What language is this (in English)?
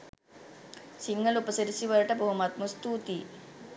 Sinhala